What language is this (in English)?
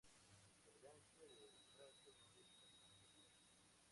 Spanish